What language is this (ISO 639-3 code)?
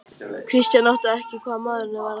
isl